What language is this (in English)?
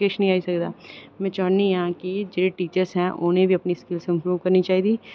Dogri